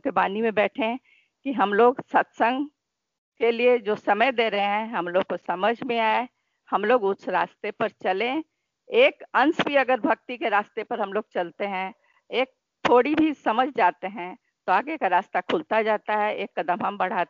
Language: Hindi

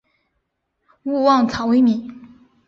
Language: Chinese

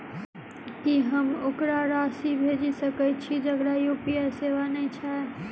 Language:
Maithili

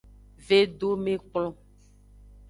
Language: Aja (Benin)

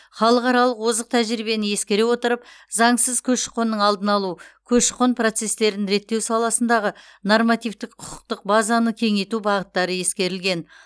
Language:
Kazakh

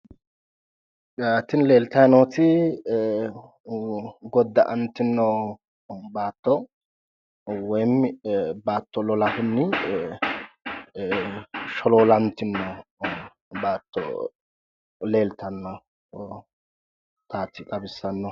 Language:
Sidamo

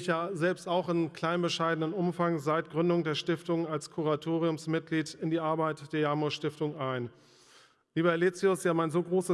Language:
German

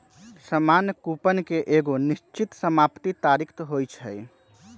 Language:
Magahi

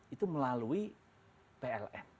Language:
Indonesian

